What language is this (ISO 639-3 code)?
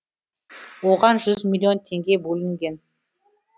kaz